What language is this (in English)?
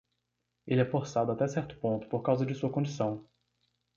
Portuguese